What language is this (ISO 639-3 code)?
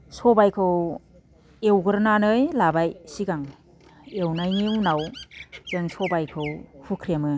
brx